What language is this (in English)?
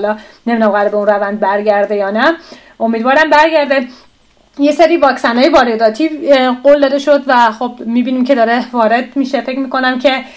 Persian